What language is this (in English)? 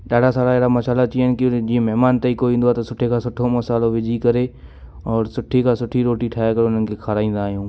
Sindhi